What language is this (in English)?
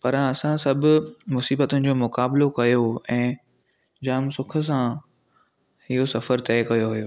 Sindhi